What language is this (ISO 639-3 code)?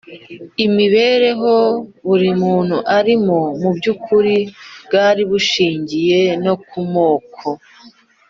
kin